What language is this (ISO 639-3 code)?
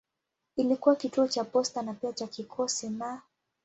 swa